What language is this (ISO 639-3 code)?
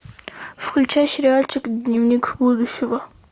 rus